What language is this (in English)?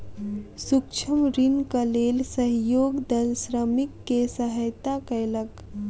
Maithili